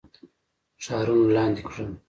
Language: Pashto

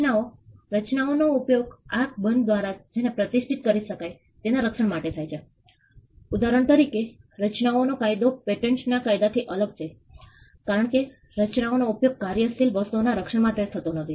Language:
Gujarati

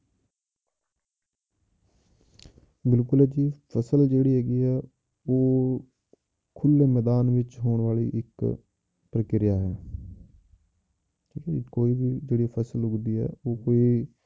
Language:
Punjabi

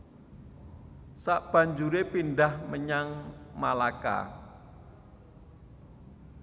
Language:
Javanese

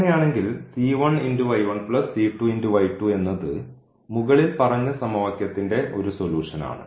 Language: Malayalam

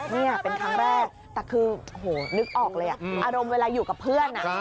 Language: Thai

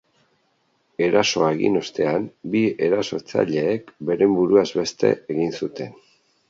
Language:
Basque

